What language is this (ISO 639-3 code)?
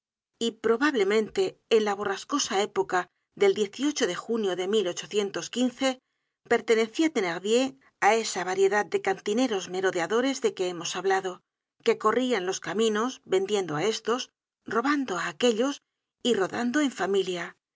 spa